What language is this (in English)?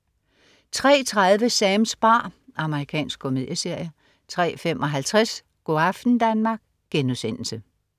Danish